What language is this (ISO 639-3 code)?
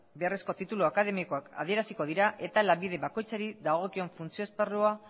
eus